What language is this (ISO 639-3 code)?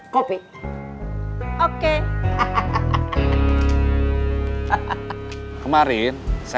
ind